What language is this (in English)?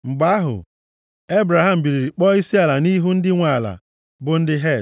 Igbo